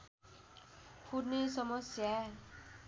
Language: Nepali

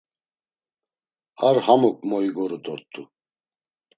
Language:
Laz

